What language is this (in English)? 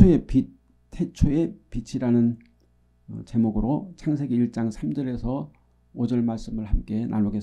Korean